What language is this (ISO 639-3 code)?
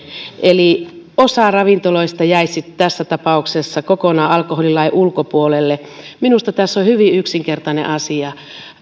fin